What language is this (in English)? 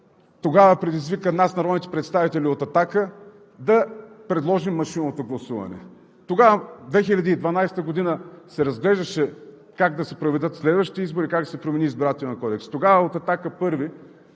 Bulgarian